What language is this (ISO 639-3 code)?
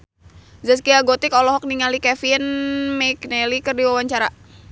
sun